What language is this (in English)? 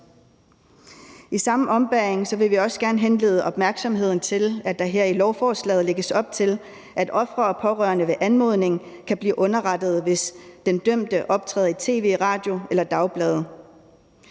Danish